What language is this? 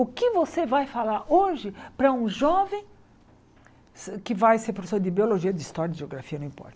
Portuguese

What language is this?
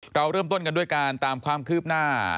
Thai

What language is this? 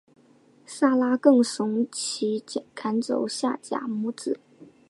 Chinese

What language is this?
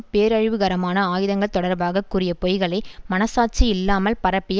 Tamil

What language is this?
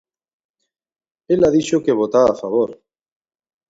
Galician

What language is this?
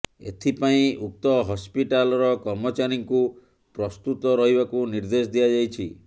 Odia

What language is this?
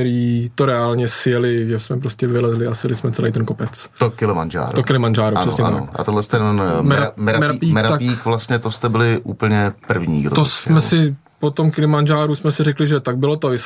Czech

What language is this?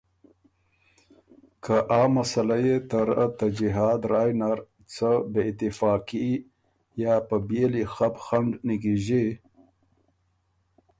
Ormuri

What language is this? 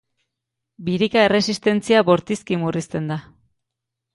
Basque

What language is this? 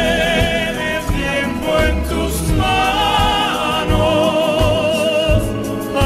Romanian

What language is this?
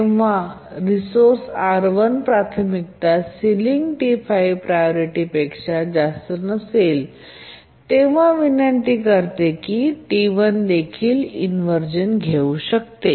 Marathi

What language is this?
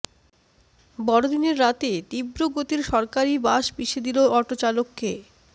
Bangla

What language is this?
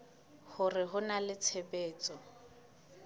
Southern Sotho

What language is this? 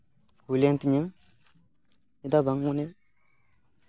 Santali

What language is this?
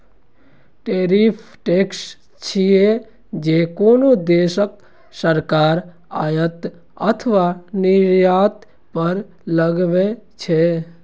Maithili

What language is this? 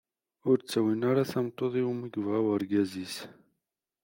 Kabyle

